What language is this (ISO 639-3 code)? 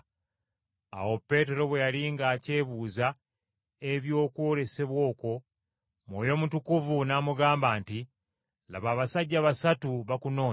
lug